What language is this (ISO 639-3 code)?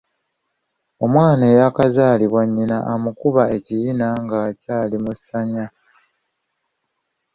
lug